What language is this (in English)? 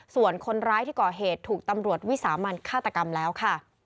Thai